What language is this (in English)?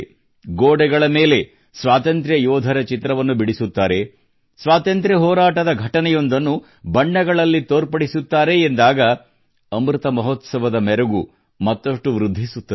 Kannada